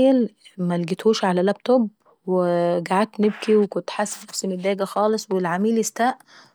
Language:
Saidi Arabic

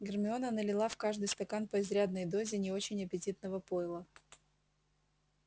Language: Russian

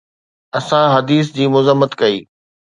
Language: Sindhi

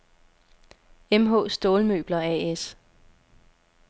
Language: Danish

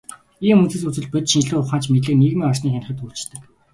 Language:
Mongolian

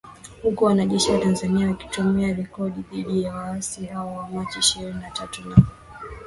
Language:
Swahili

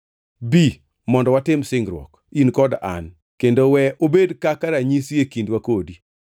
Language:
Luo (Kenya and Tanzania)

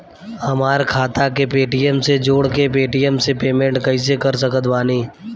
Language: Bhojpuri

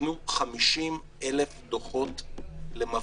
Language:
Hebrew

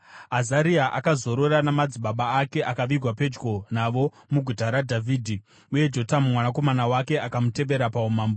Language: Shona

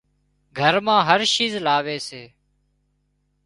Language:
Wadiyara Koli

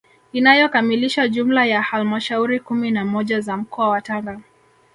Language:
Swahili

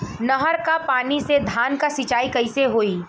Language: Bhojpuri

